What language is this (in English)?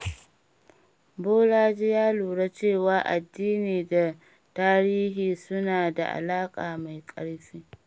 Hausa